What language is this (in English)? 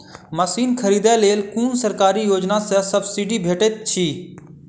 Maithili